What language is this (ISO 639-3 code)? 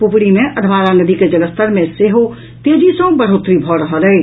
mai